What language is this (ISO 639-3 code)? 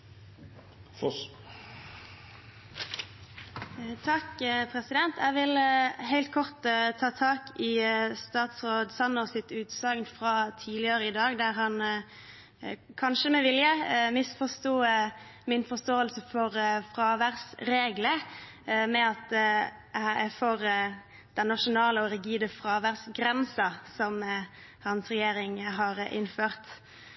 nob